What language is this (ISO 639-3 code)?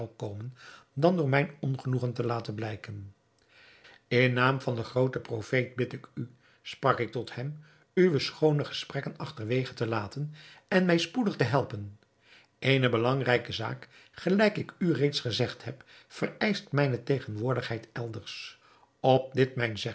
nld